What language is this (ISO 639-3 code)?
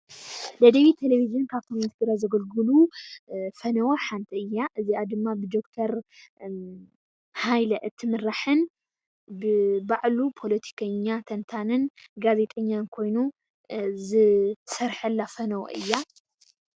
tir